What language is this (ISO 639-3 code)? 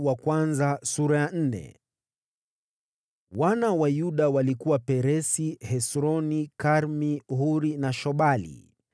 swa